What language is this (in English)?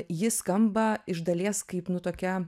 Lithuanian